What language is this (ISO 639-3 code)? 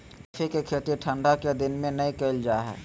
mag